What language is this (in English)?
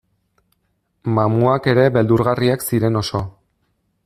Basque